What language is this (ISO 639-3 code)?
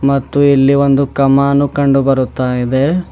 kan